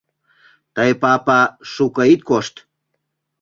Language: Mari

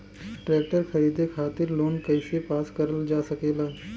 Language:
Bhojpuri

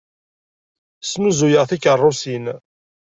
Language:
Kabyle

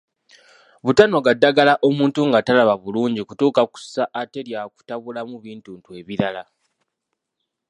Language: Ganda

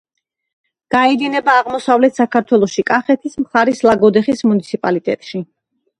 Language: Georgian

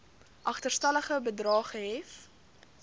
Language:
Afrikaans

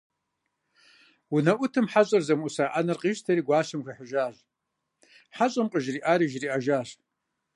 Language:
Kabardian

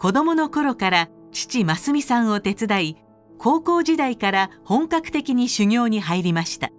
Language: Japanese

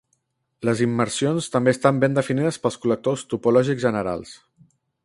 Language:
Catalan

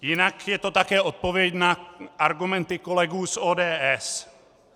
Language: Czech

